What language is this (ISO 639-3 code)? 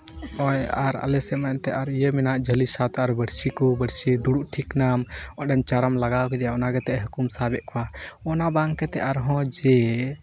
sat